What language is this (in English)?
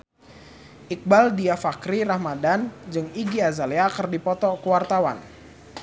Sundanese